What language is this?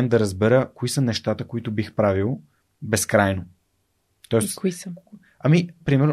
Bulgarian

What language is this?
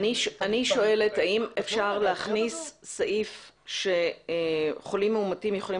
Hebrew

